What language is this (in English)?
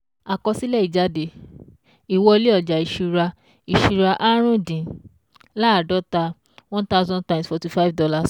Yoruba